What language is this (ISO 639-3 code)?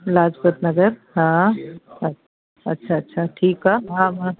snd